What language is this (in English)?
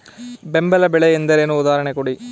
Kannada